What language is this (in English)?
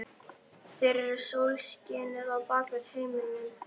Icelandic